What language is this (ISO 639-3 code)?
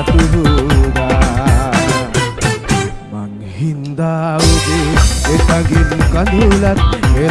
sin